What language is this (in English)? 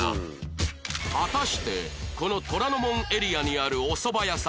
Japanese